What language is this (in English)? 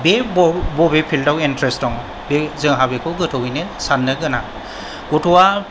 Bodo